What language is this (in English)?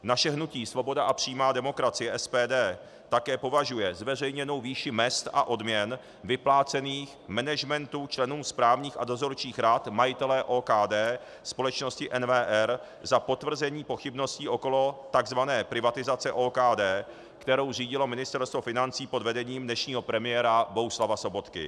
Czech